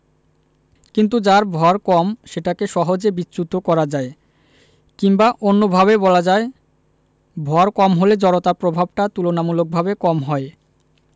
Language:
Bangla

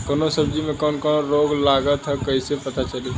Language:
Bhojpuri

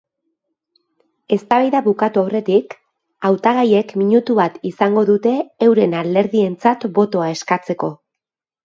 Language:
Basque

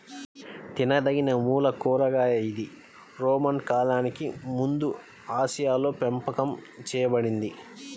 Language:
Telugu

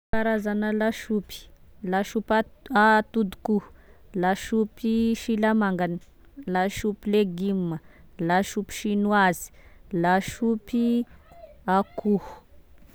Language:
Tesaka Malagasy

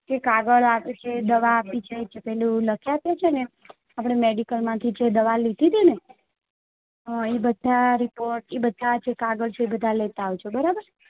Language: Gujarati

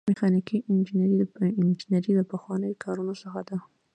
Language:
Pashto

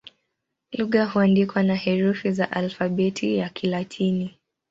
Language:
Swahili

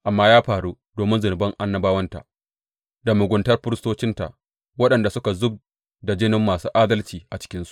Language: Hausa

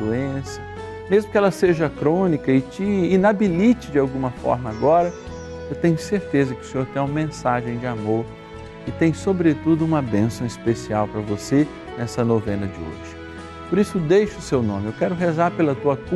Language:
Portuguese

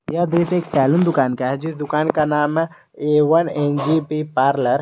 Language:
Hindi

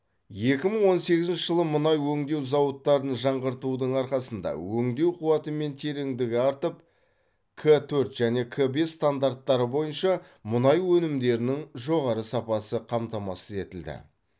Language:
Kazakh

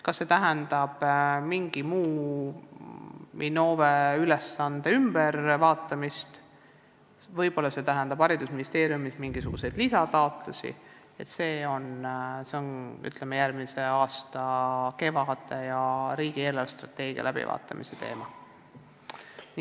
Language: Estonian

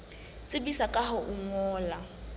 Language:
Southern Sotho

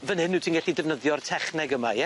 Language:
Welsh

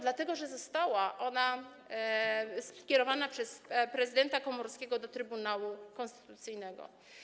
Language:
Polish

